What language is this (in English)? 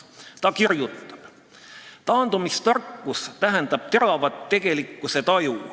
Estonian